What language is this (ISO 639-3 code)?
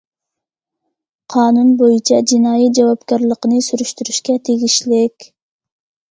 uig